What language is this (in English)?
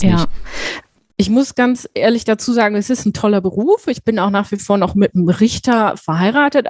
German